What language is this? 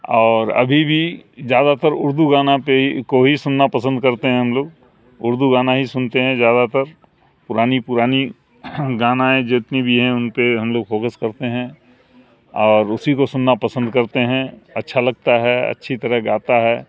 Urdu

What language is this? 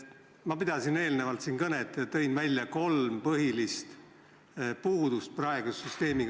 Estonian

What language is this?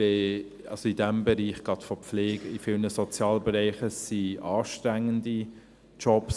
Swiss German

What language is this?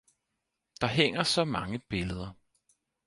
Danish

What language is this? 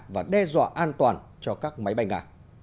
Vietnamese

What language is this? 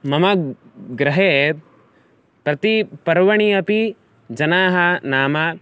Sanskrit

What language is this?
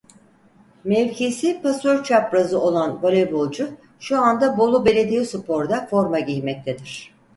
Turkish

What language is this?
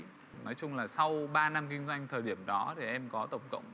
Vietnamese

